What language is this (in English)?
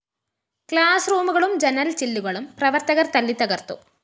Malayalam